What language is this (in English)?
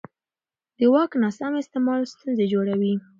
Pashto